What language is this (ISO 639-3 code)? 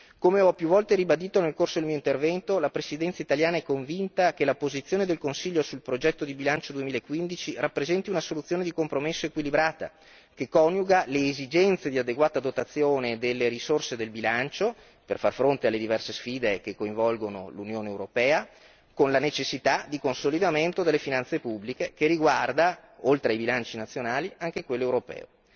ita